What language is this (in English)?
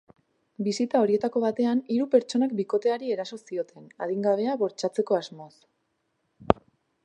Basque